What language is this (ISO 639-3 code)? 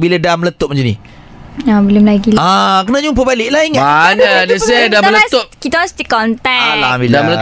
msa